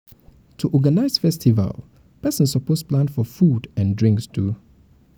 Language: Nigerian Pidgin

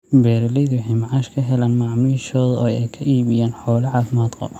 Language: Somali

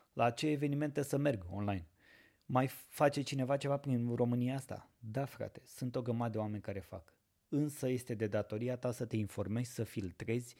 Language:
Romanian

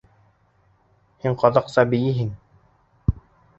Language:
Bashkir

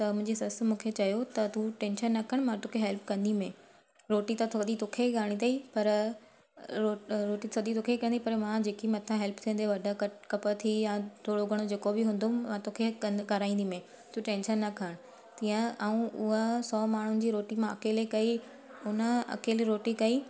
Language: Sindhi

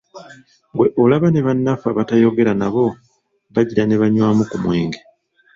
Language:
Ganda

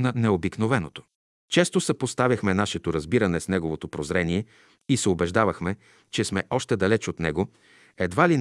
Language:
Bulgarian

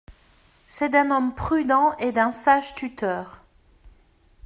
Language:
French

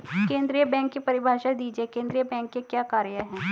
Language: Hindi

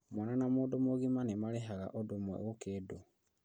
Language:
Kikuyu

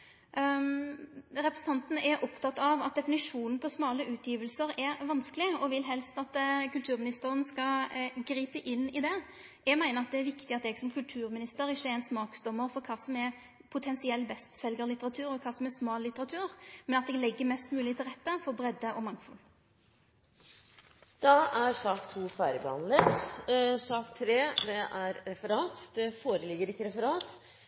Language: Norwegian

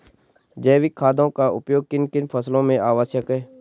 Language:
Hindi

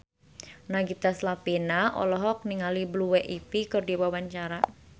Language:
Sundanese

